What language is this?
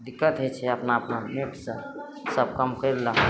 Maithili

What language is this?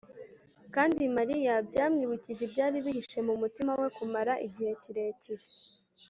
Kinyarwanda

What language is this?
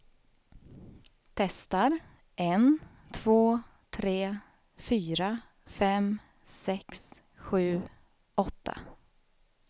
Swedish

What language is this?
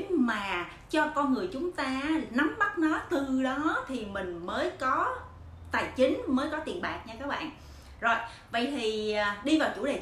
Vietnamese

